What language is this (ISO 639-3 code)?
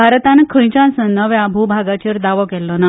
kok